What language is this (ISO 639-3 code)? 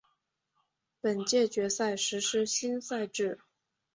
zho